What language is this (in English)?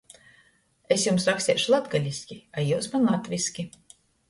Latgalian